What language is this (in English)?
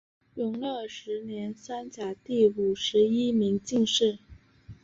Chinese